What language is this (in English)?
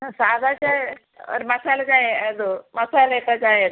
Malayalam